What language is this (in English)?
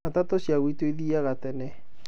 Kikuyu